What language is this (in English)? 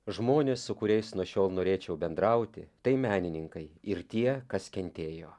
Lithuanian